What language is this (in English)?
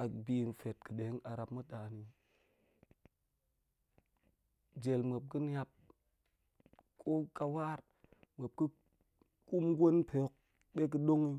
Goemai